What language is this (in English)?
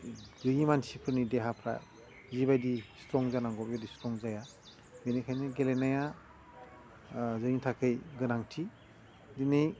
Bodo